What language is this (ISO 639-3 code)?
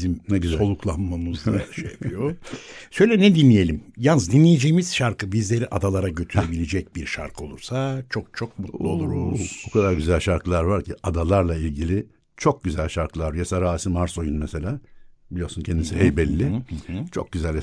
tur